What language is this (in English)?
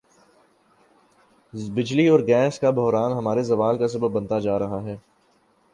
Urdu